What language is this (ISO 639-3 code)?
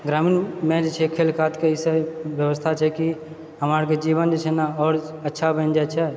mai